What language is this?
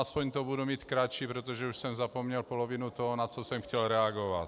Czech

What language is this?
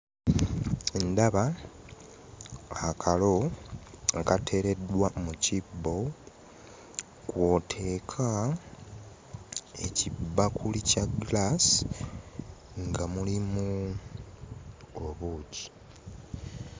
Ganda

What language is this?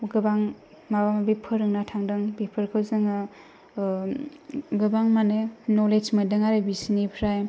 Bodo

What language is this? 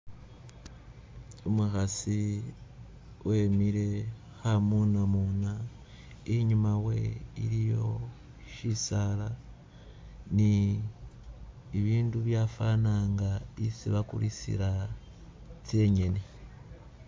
Masaaba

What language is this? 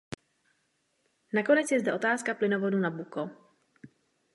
Czech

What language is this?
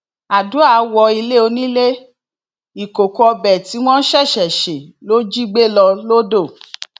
Yoruba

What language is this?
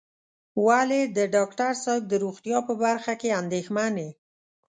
Pashto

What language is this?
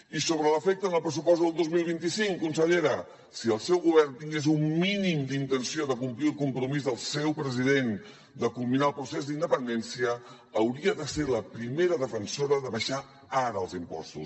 Catalan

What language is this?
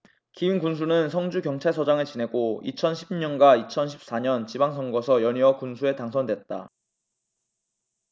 Korean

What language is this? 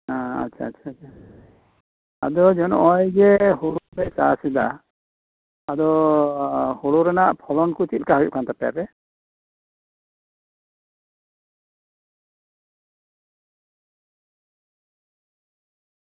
Santali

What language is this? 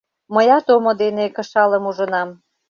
Mari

